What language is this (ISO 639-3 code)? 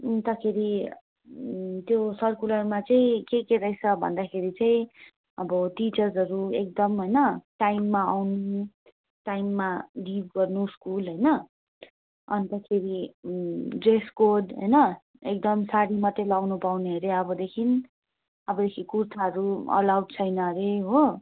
nep